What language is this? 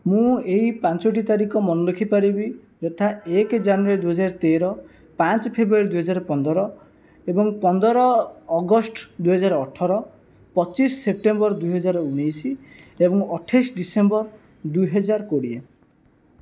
Odia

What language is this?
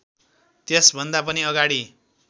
Nepali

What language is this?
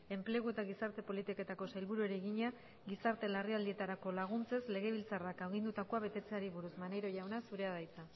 Basque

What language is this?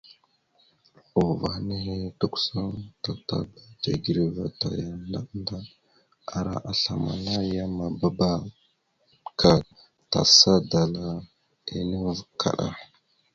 Mada (Cameroon)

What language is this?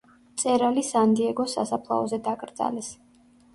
Georgian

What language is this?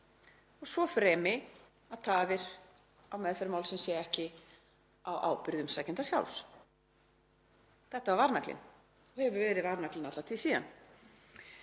Icelandic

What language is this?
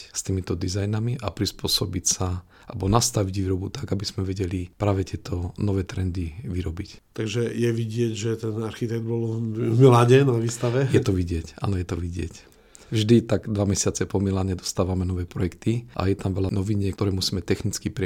Slovak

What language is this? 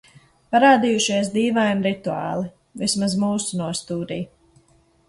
Latvian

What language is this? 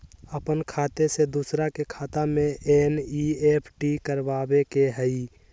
Magahi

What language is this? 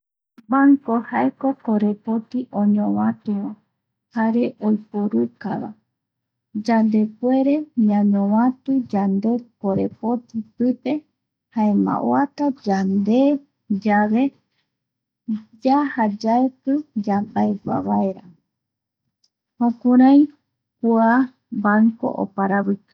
Eastern Bolivian Guaraní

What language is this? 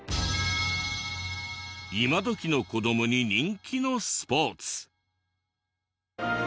Japanese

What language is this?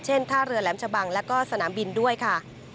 Thai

